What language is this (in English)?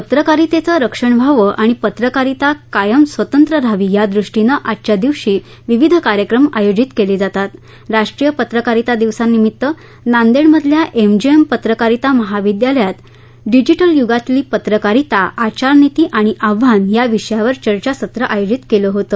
Marathi